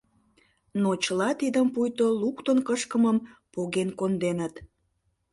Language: Mari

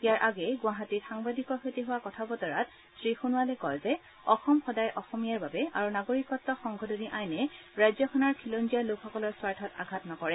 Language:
Assamese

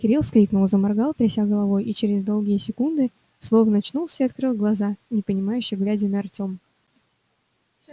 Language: Russian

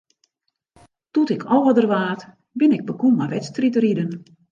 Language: Western Frisian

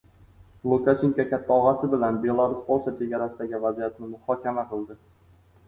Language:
Uzbek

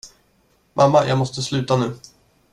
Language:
Swedish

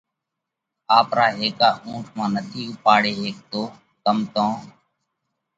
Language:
Parkari Koli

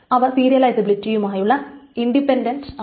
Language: Malayalam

